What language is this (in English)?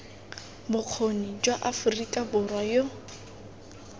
Tswana